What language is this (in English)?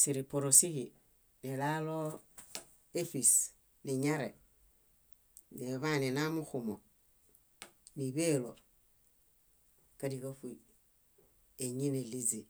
Bayot